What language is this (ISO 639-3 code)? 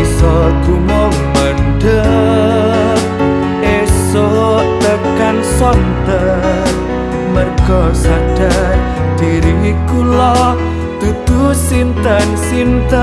ind